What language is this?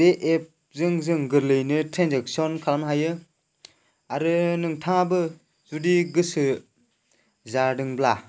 Bodo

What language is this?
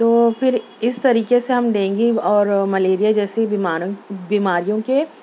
Urdu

